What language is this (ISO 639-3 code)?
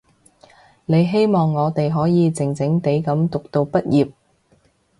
yue